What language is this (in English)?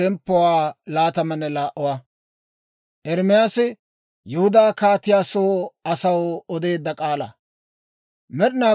Dawro